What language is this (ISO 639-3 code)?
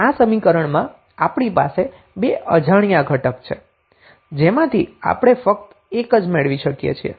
guj